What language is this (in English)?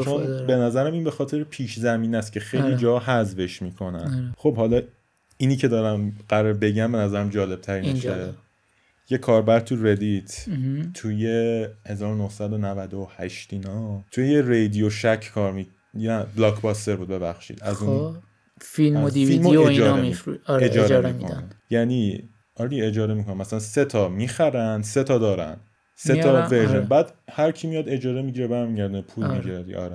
Persian